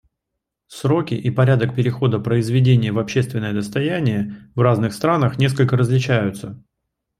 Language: Russian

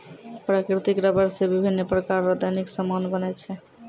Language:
Maithili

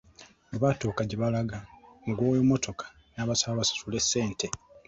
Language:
Ganda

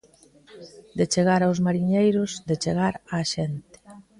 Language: Galician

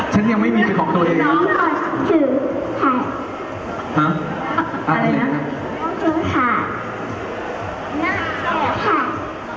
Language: Thai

